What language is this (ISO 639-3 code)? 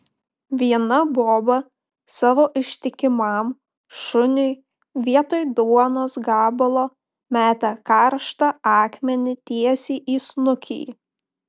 lit